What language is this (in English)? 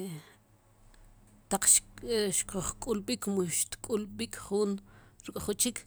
Sipacapense